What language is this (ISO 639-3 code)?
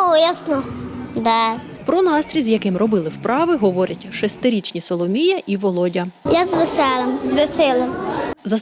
ukr